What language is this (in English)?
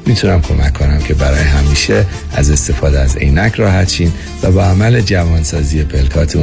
Persian